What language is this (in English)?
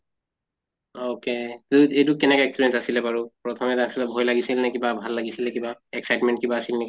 Assamese